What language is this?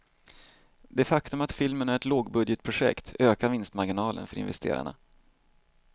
Swedish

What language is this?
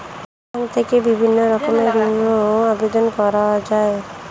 Bangla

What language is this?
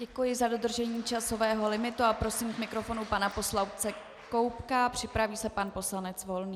Czech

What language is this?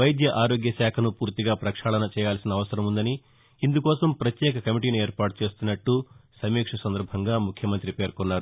Telugu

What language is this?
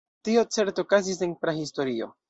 Esperanto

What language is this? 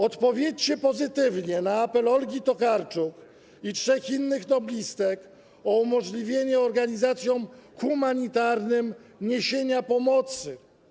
Polish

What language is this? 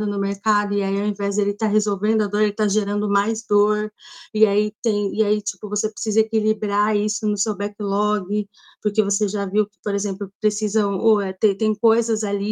Portuguese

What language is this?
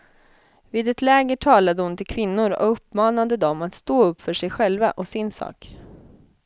Swedish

